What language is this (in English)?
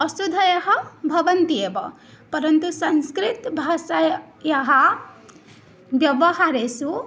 Sanskrit